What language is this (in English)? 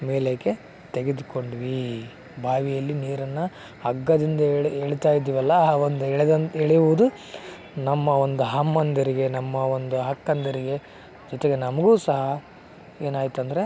Kannada